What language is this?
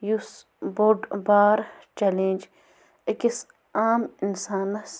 Kashmiri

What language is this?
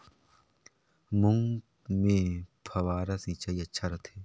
Chhattisgarhi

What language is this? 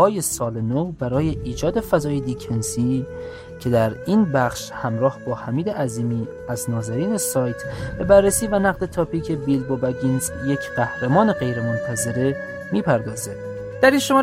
Persian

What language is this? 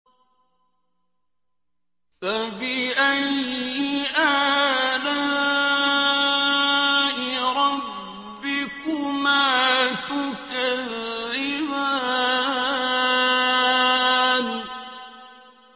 Arabic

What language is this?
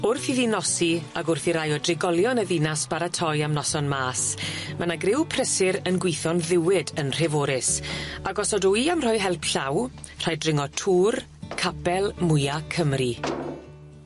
Welsh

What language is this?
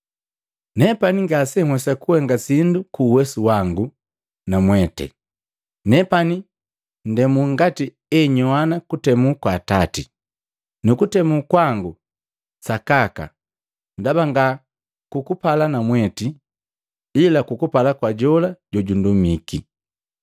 Matengo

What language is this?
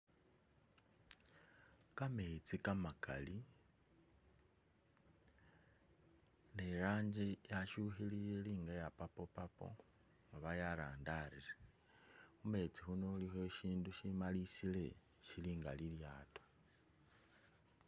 Masaaba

